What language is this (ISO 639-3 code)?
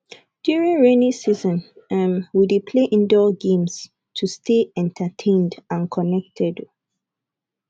pcm